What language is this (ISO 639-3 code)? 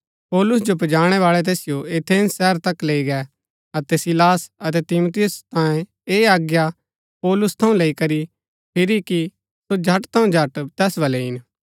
gbk